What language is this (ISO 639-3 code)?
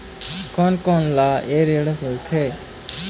hne